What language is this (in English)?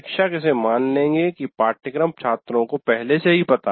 Hindi